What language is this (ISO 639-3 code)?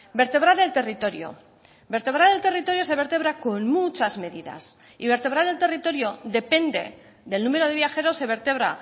spa